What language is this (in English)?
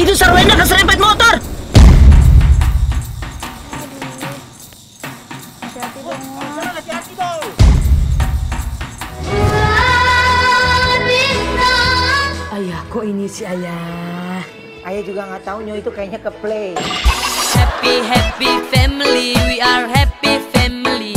Indonesian